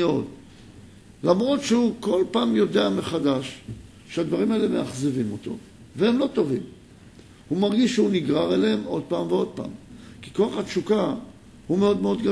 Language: Hebrew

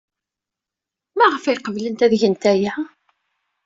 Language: Kabyle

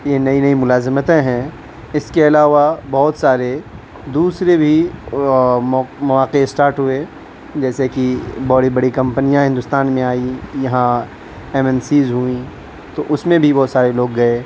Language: Urdu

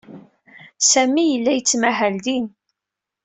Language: Kabyle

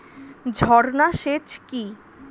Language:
Bangla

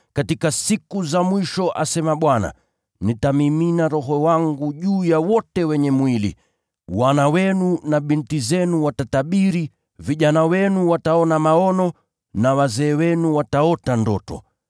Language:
Swahili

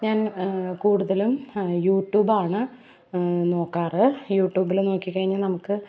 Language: Malayalam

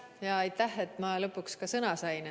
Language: Estonian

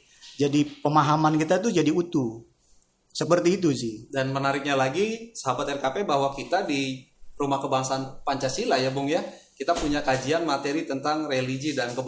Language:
Indonesian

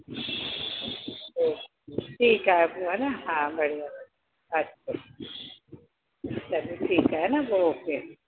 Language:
Sindhi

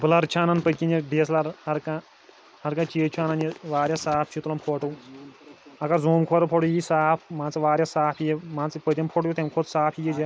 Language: Kashmiri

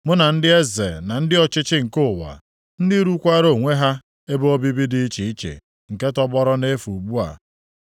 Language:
Igbo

